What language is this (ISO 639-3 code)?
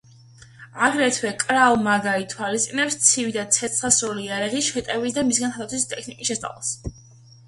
kat